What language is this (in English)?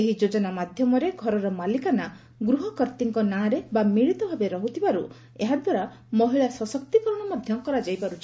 Odia